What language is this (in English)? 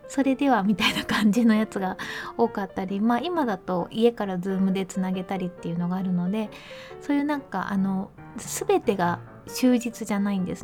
Japanese